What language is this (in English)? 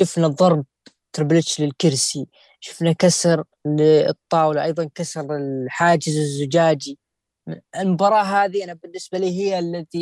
Arabic